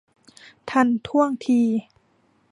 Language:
Thai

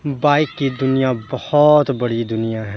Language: Urdu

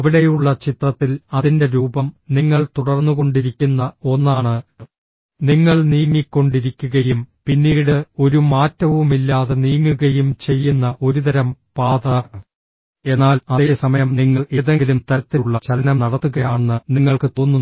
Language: Malayalam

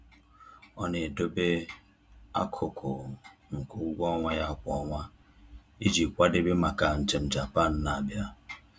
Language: Igbo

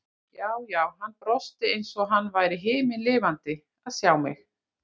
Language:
Icelandic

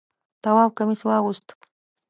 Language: Pashto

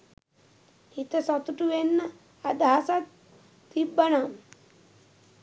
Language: Sinhala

